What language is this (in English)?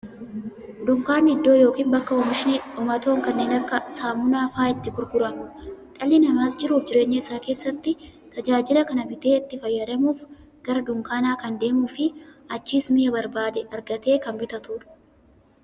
Oromo